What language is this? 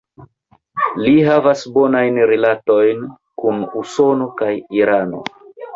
Esperanto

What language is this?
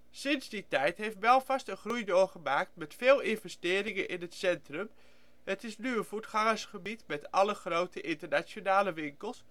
Dutch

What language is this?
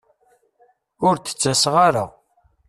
Kabyle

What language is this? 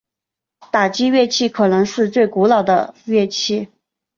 Chinese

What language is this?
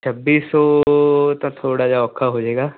Punjabi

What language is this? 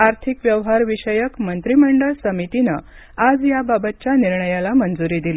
Marathi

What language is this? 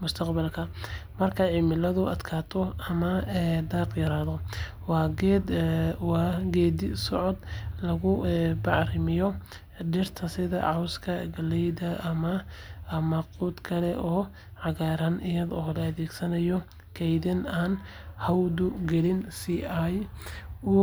Somali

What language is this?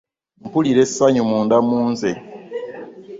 Ganda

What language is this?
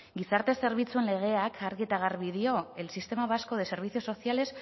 Basque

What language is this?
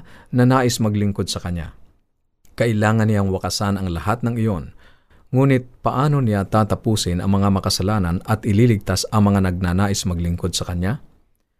Filipino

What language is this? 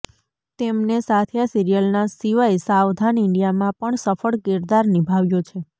Gujarati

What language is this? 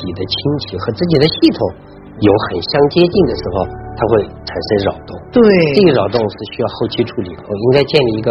Chinese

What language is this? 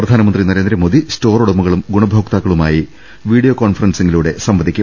Malayalam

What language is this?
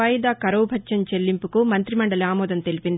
Telugu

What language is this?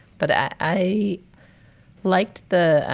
English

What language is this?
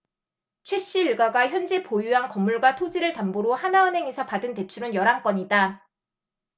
Korean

